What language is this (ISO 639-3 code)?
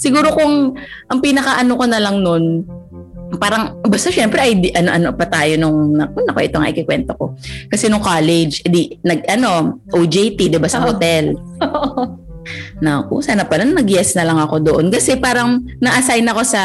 fil